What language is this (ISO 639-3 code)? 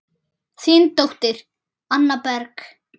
isl